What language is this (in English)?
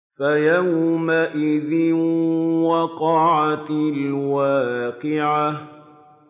Arabic